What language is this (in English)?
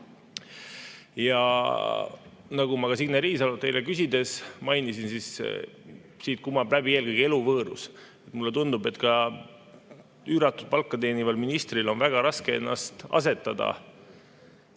Estonian